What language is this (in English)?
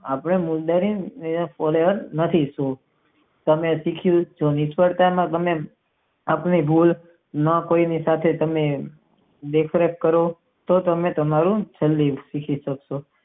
Gujarati